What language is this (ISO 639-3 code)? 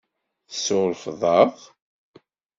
kab